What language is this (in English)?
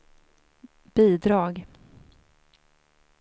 Swedish